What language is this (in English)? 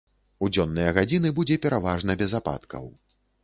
Belarusian